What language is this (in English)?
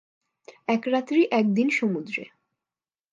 Bangla